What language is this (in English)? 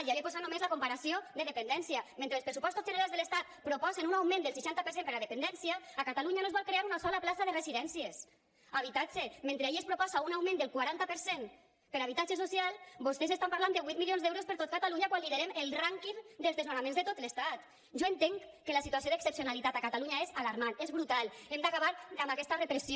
Catalan